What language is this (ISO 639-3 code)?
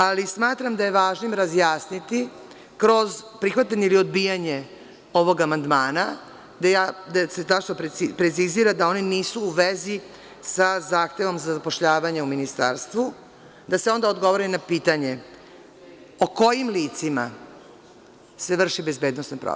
srp